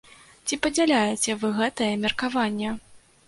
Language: Belarusian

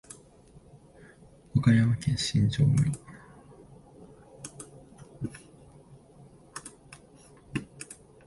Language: Japanese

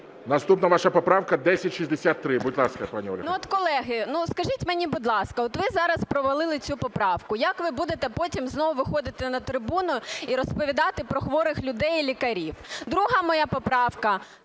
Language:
Ukrainian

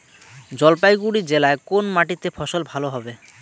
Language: Bangla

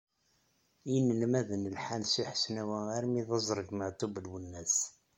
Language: Kabyle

